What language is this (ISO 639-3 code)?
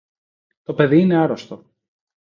ell